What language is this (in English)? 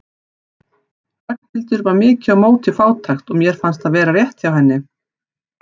Icelandic